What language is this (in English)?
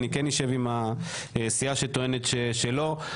Hebrew